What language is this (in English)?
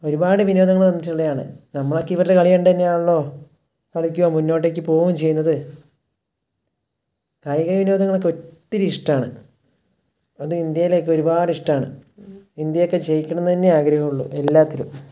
Malayalam